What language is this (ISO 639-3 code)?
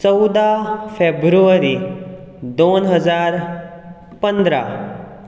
kok